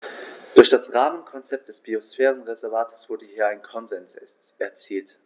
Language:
German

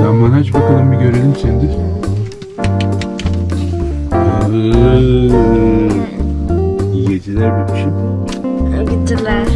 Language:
Turkish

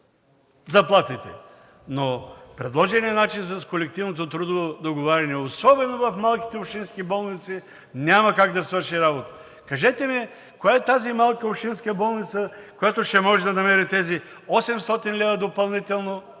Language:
Bulgarian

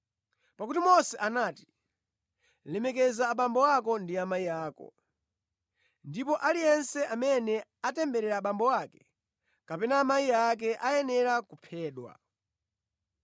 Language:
Nyanja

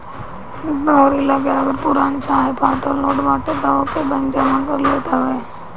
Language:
Bhojpuri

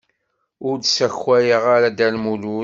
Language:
Kabyle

